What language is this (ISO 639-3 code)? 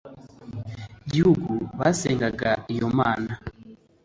kin